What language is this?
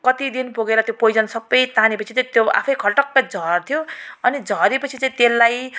Nepali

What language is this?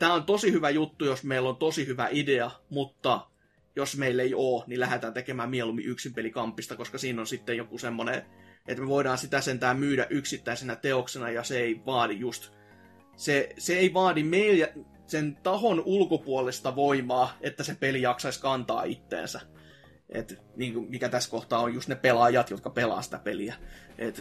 Finnish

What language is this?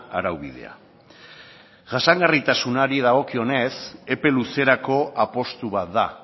Basque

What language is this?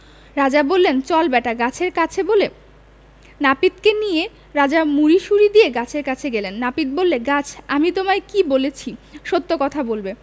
Bangla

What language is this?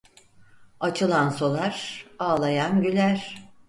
Turkish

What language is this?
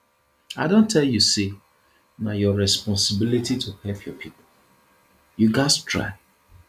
Nigerian Pidgin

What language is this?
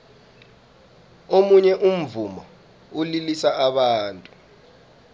South Ndebele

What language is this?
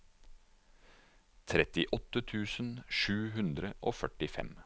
Norwegian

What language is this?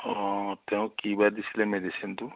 Assamese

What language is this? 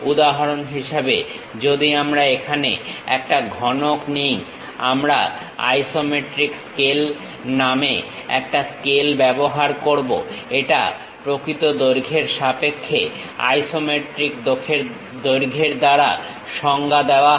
Bangla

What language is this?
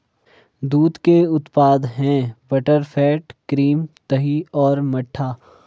Hindi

